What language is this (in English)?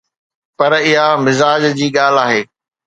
Sindhi